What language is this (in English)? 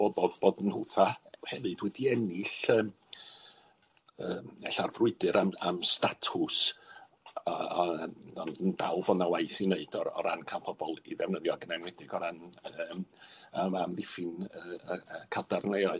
Welsh